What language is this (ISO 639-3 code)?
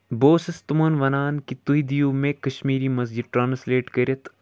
kas